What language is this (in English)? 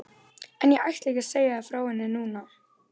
Icelandic